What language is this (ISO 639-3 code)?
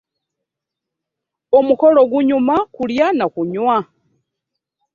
lug